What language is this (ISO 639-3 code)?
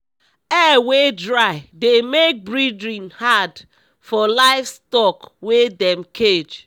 pcm